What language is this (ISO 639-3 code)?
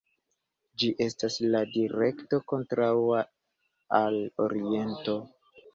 epo